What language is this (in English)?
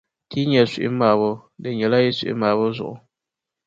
Dagbani